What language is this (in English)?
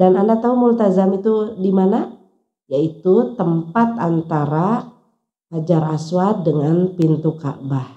Indonesian